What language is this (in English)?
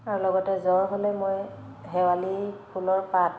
Assamese